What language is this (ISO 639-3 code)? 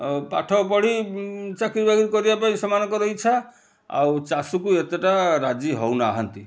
ori